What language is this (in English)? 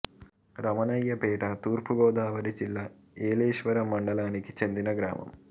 Telugu